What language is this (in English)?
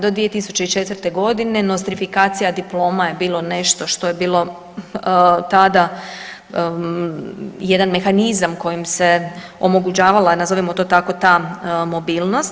Croatian